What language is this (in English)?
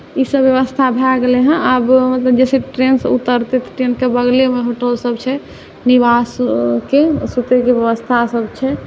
Maithili